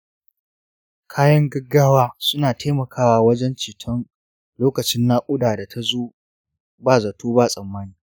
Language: Hausa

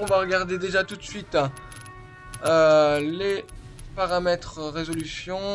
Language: French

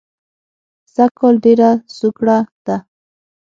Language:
Pashto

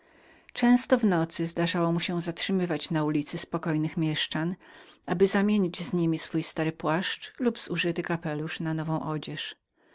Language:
Polish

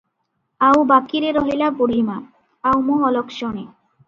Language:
Odia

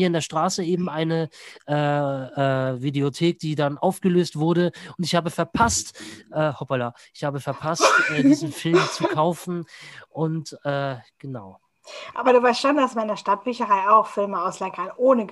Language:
German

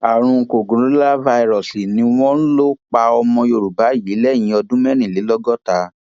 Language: Yoruba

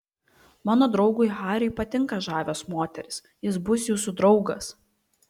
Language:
Lithuanian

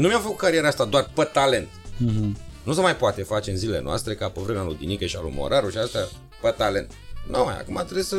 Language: Romanian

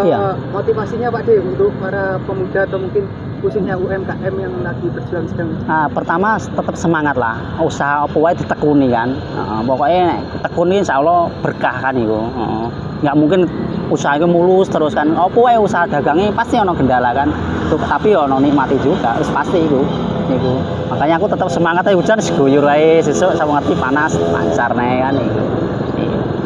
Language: Indonesian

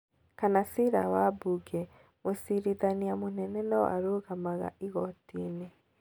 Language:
Kikuyu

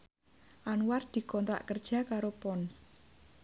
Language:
Javanese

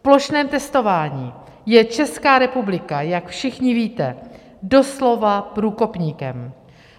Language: Czech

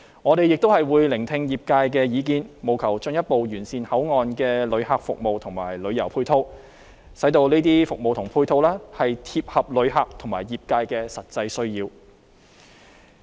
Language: Cantonese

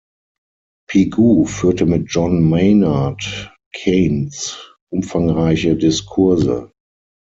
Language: German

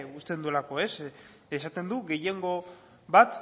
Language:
Basque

